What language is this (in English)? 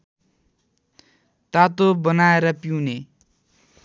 Nepali